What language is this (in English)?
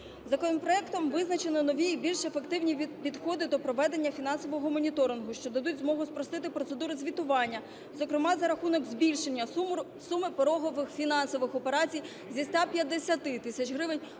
Ukrainian